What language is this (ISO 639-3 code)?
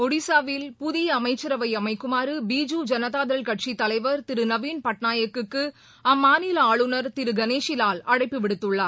tam